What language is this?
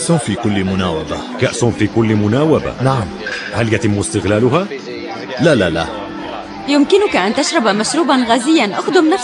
Arabic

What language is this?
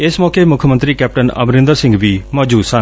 Punjabi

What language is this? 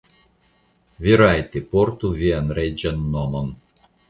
Esperanto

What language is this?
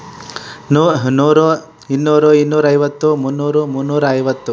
Kannada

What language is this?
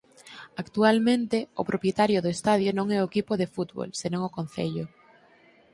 Galician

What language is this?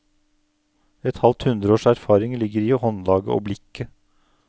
Norwegian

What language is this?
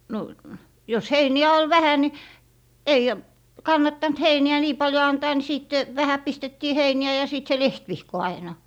Finnish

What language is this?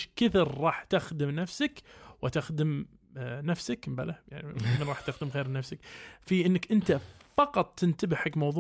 Arabic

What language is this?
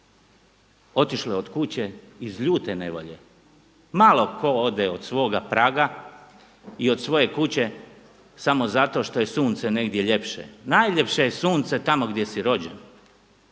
Croatian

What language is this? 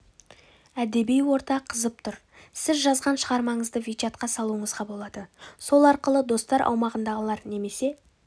Kazakh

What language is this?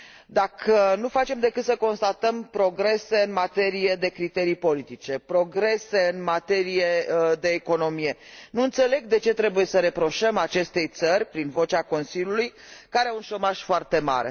Romanian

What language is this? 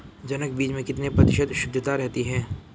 Hindi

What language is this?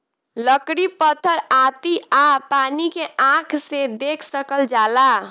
Bhojpuri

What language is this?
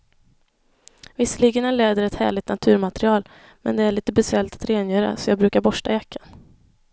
Swedish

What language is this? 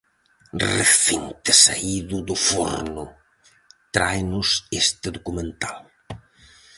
Galician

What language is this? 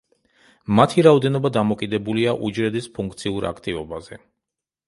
Georgian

